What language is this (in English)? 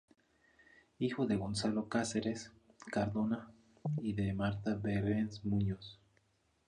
Spanish